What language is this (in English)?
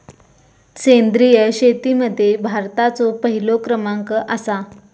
Marathi